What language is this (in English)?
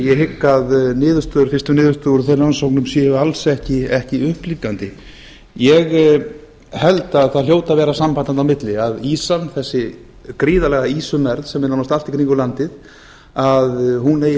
Icelandic